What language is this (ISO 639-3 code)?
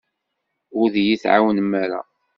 kab